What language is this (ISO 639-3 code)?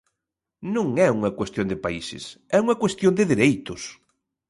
glg